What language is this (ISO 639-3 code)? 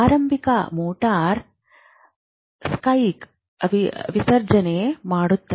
kan